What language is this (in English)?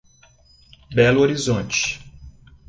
Portuguese